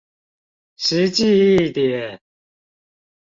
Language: Chinese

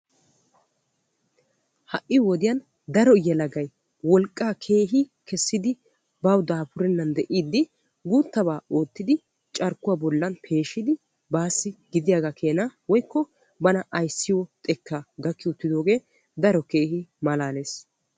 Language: Wolaytta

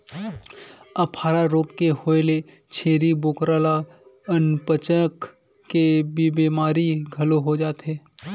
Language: Chhattisgarhi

